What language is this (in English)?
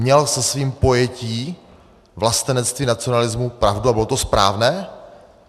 Czech